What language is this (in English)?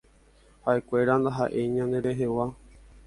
Guarani